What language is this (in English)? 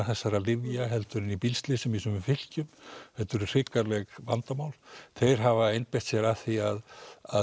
Icelandic